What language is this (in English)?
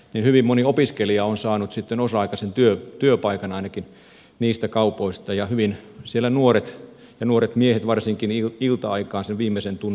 Finnish